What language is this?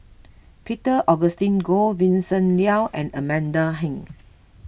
English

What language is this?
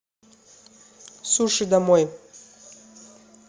Russian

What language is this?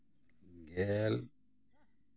Santali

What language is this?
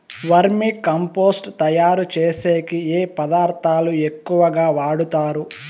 Telugu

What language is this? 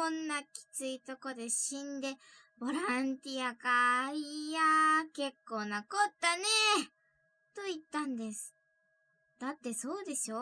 Japanese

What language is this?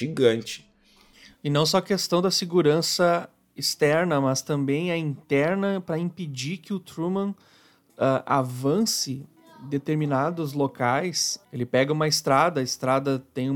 Portuguese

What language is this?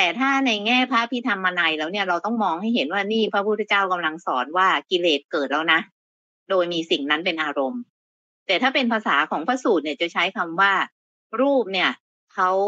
Thai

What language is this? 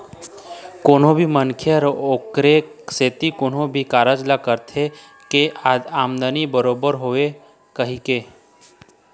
Chhattisgarhi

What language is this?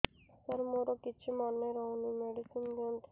Odia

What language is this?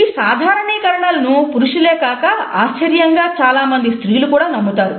Telugu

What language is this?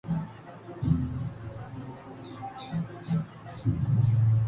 Urdu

